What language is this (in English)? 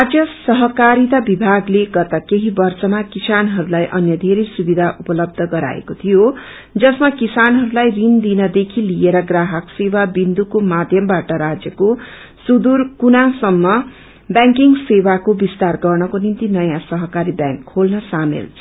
Nepali